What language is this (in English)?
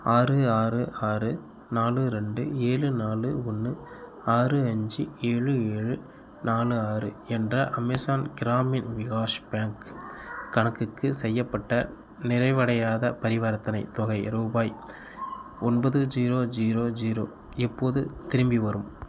Tamil